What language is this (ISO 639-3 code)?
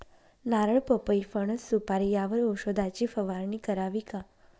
mar